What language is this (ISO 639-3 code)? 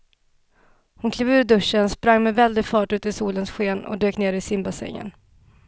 swe